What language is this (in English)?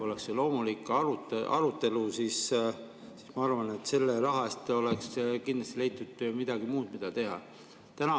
Estonian